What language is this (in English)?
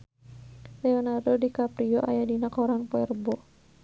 Sundanese